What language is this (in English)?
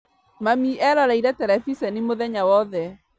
Kikuyu